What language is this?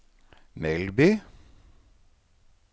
Norwegian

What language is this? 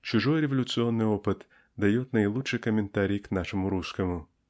Russian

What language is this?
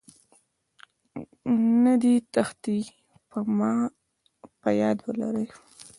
Pashto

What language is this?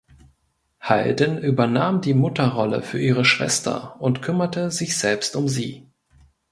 German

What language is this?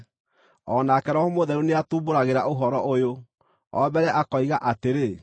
Kikuyu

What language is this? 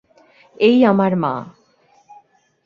Bangla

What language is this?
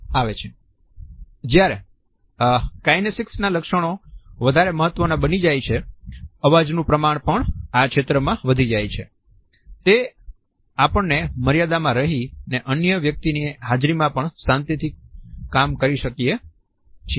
Gujarati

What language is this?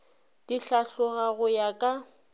Northern Sotho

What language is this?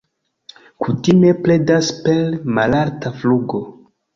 Esperanto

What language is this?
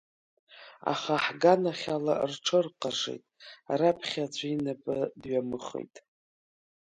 Abkhazian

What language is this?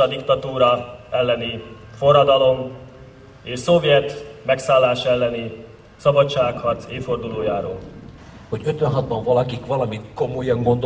Hungarian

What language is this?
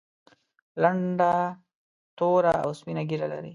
Pashto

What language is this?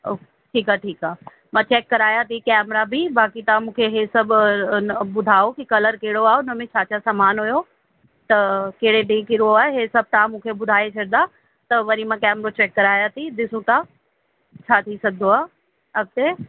Sindhi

